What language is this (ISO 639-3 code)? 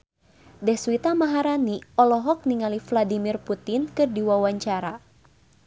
sun